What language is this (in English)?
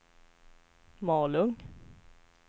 Swedish